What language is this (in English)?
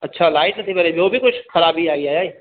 Sindhi